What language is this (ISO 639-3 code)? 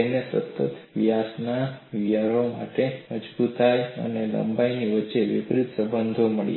guj